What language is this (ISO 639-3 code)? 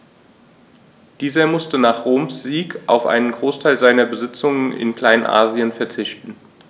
deu